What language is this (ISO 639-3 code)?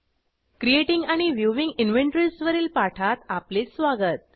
mar